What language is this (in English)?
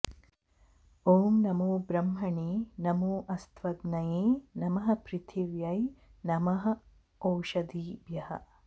Sanskrit